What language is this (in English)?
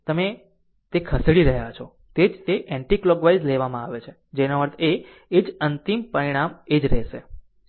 Gujarati